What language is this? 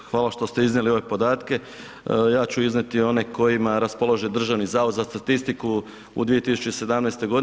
Croatian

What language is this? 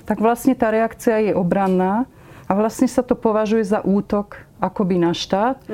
Slovak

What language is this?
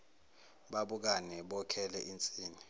Zulu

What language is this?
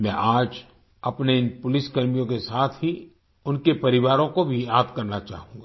Hindi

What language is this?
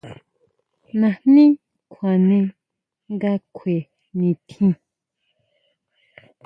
Huautla Mazatec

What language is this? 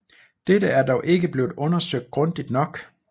Danish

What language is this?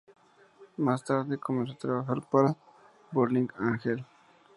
Spanish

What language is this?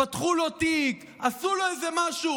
Hebrew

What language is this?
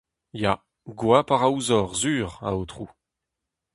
Breton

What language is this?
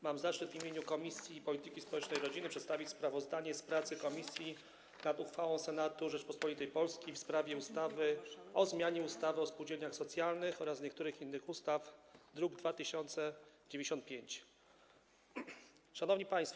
Polish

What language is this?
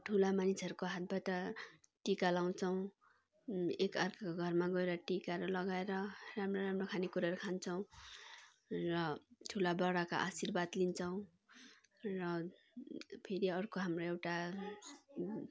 Nepali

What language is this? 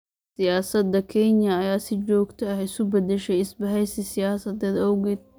Somali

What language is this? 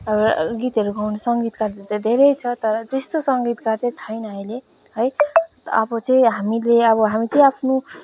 Nepali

